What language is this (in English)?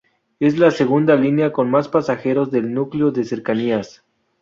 Spanish